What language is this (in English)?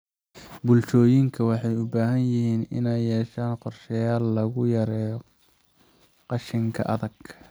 Somali